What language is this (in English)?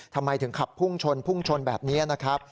Thai